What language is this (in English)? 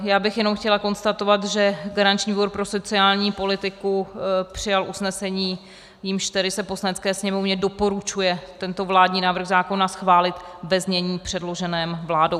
Czech